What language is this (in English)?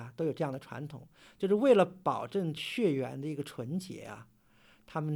Chinese